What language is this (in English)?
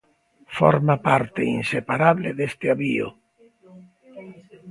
Galician